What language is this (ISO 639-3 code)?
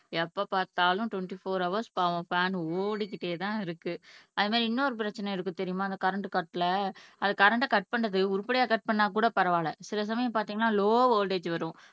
tam